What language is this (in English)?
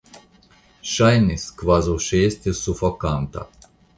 Esperanto